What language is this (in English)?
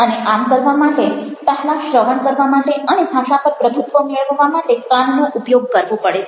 Gujarati